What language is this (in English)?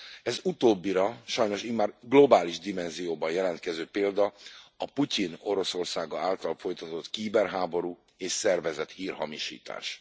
Hungarian